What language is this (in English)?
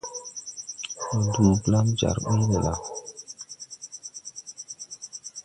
Tupuri